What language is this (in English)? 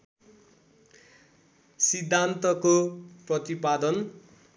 Nepali